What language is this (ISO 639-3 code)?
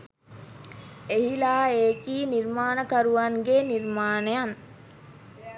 sin